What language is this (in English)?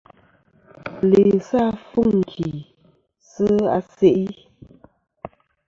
Kom